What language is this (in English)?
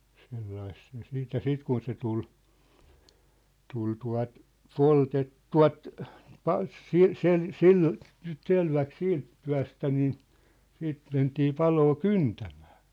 Finnish